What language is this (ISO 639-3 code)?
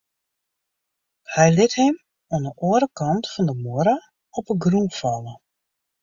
fry